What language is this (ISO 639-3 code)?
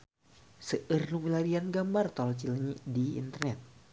sun